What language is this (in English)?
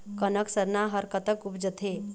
Chhattisgarhi